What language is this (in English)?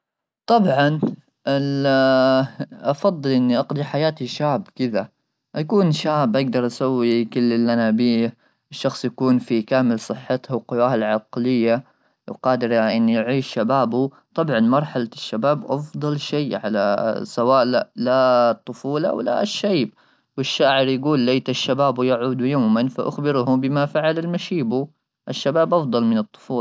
Gulf Arabic